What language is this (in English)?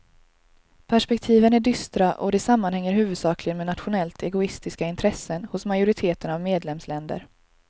Swedish